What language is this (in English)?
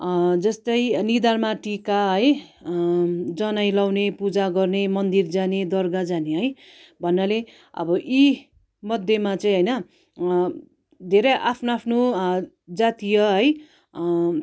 Nepali